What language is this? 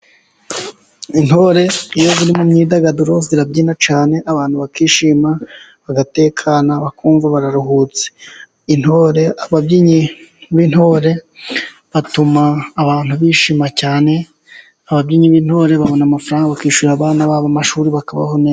Kinyarwanda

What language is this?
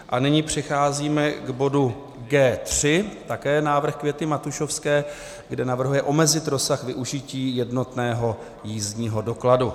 Czech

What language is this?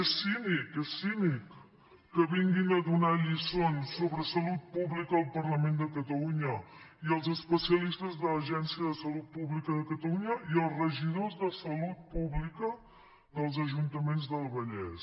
Catalan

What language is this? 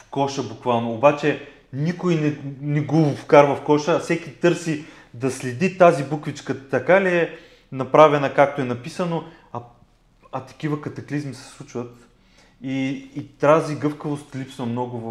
Bulgarian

